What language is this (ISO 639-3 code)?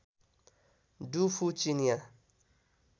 nep